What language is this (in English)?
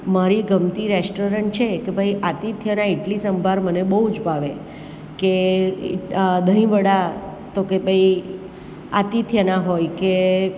Gujarati